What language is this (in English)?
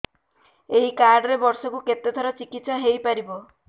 Odia